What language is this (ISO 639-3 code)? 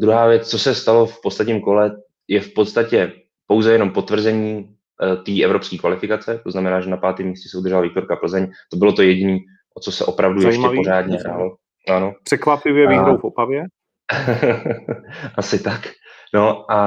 ces